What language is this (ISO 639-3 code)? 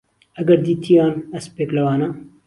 ckb